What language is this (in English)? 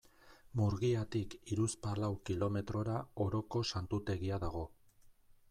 Basque